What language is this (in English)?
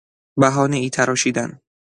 Persian